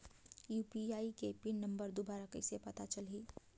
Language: Chhattisgarhi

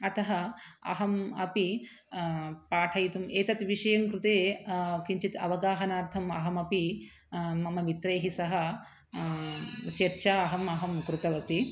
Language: Sanskrit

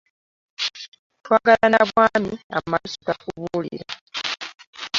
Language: Ganda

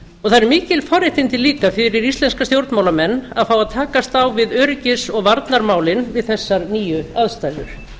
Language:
Icelandic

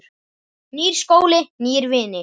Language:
Icelandic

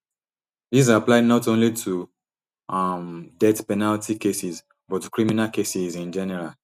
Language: Nigerian Pidgin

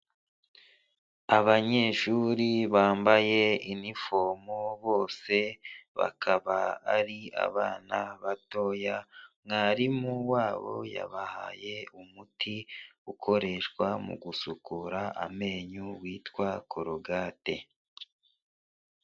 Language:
Kinyarwanda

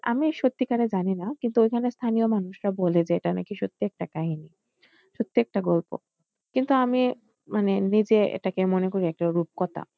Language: Bangla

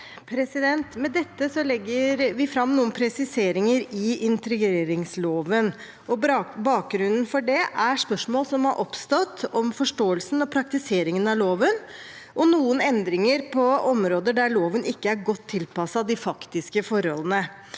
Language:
Norwegian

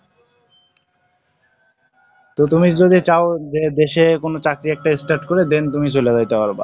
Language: Bangla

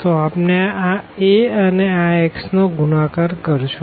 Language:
Gujarati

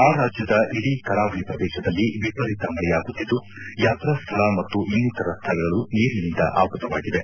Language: Kannada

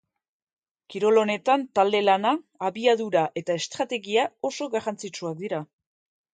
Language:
Basque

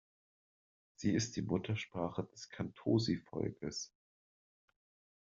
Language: German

